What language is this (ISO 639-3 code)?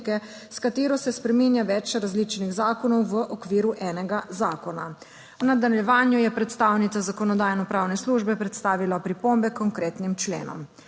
slv